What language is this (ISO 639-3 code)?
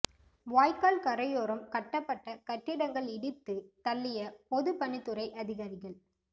tam